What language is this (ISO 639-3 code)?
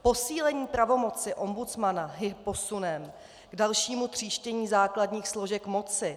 ces